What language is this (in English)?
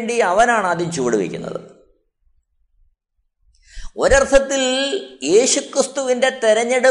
Malayalam